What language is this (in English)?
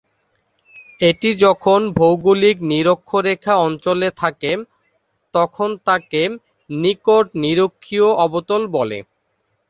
Bangla